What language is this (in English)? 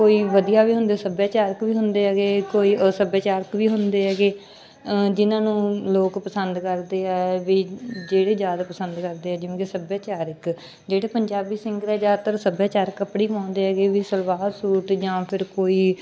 Punjabi